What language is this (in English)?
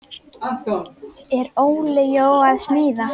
Icelandic